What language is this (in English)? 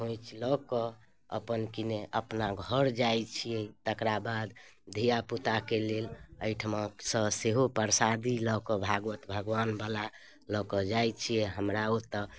Maithili